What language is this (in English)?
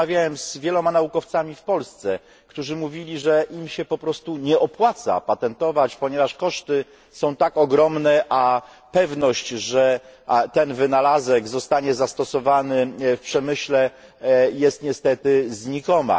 Polish